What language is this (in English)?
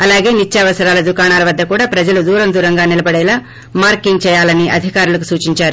Telugu